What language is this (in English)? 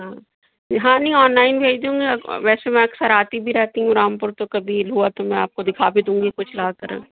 Urdu